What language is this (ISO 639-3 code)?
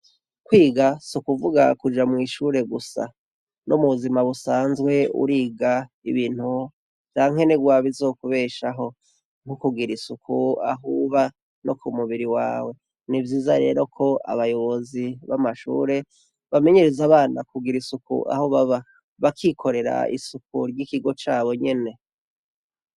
run